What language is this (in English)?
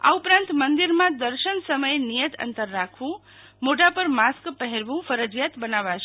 Gujarati